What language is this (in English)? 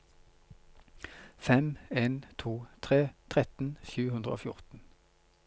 Norwegian